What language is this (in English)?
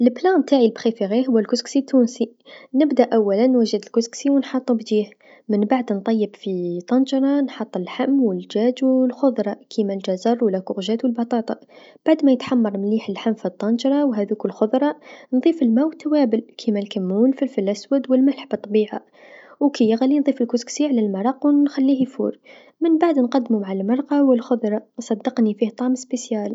Tunisian Arabic